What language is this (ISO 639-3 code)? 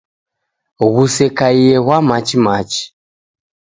dav